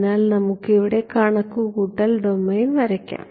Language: Malayalam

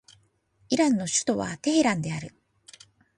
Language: Japanese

